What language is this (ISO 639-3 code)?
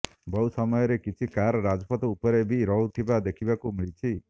ori